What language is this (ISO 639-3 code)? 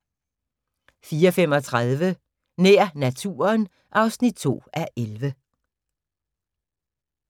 dan